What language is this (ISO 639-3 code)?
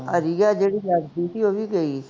pan